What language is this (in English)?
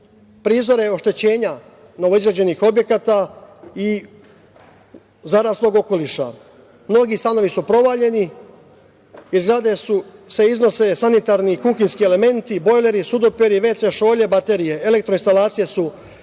Serbian